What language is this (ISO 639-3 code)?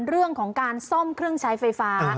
tha